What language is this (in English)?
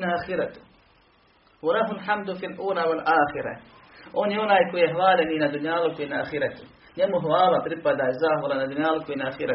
Croatian